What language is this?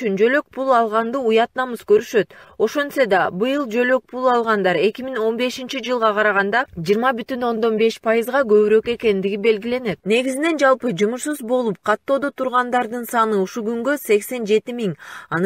Turkish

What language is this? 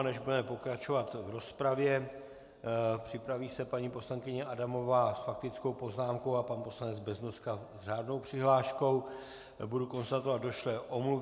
Czech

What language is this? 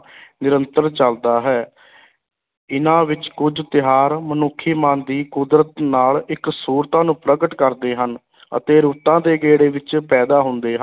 Punjabi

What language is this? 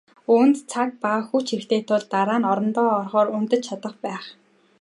Mongolian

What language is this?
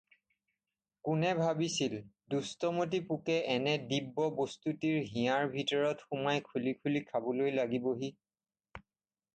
Assamese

